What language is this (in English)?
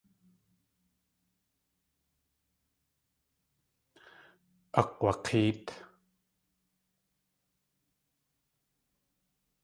Tlingit